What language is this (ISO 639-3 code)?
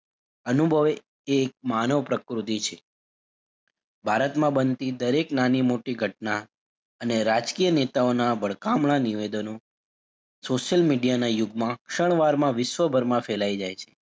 guj